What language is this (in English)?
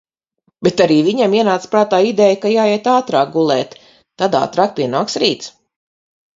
Latvian